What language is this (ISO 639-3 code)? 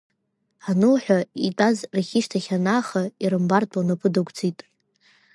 abk